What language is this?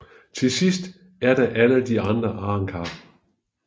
Danish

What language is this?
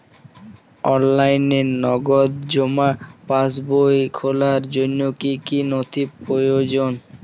Bangla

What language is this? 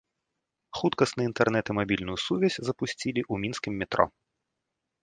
Belarusian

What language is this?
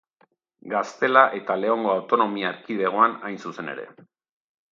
Basque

